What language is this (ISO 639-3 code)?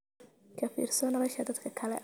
som